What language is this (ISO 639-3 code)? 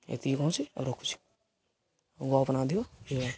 ori